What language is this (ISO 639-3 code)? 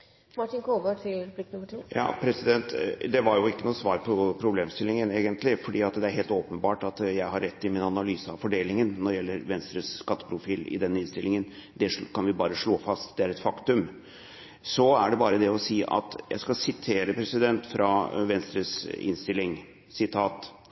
nob